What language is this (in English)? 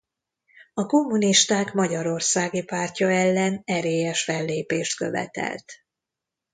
Hungarian